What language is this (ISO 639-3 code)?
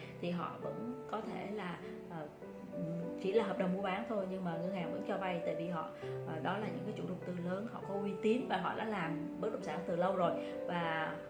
vie